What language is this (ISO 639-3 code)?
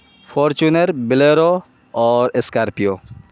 urd